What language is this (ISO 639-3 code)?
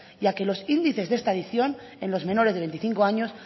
spa